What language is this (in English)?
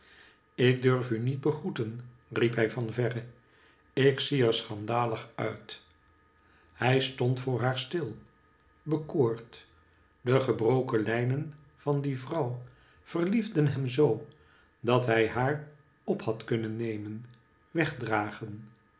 Dutch